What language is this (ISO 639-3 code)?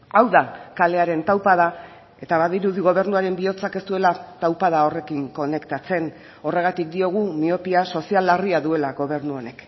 eus